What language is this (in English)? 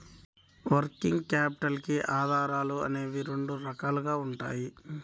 Telugu